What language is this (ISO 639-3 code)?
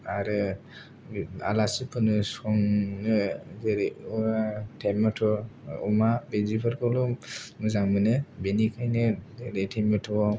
brx